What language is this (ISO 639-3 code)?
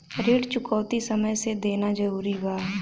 bho